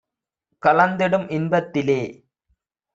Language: Tamil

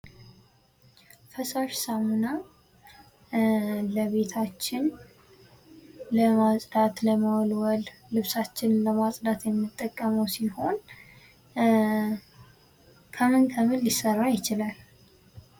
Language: Amharic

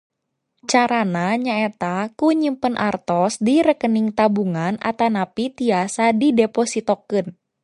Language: Sundanese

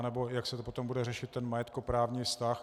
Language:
Czech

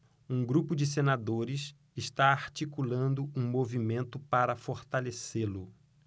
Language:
Portuguese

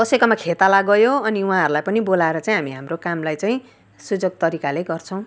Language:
Nepali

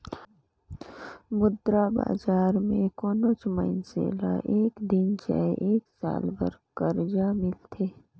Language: Chhattisgarhi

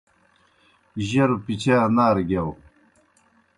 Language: Kohistani Shina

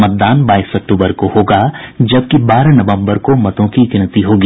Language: Hindi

